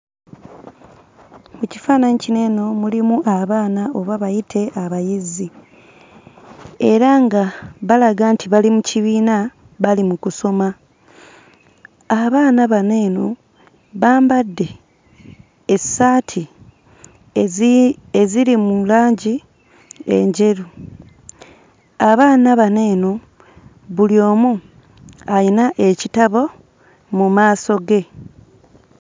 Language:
Ganda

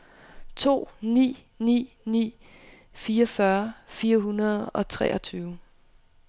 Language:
Danish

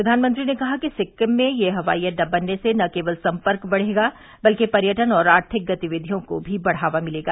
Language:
Hindi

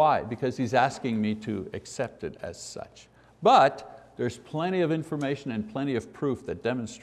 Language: English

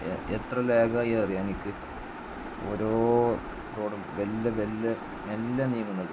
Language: Malayalam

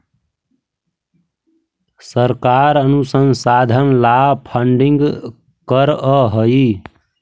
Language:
Magahi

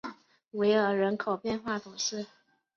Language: Chinese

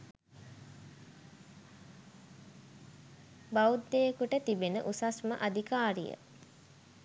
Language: Sinhala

